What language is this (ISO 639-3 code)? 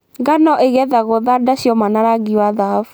kik